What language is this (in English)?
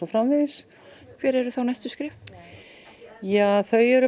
Icelandic